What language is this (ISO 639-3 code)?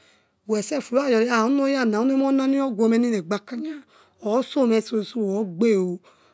ets